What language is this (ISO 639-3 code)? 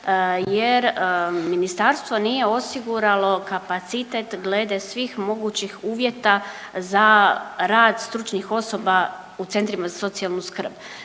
hrv